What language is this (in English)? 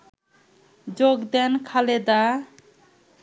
Bangla